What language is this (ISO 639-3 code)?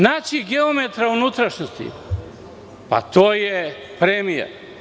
srp